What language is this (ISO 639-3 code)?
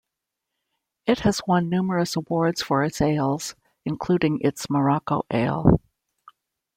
eng